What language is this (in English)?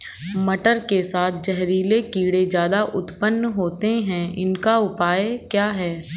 Hindi